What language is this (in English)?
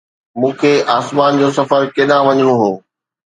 Sindhi